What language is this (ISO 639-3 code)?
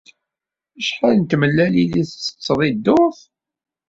kab